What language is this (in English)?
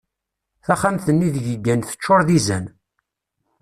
Kabyle